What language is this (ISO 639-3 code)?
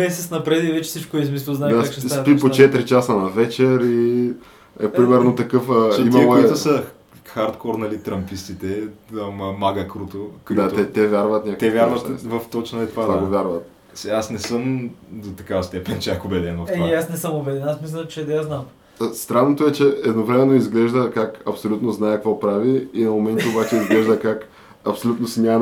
bul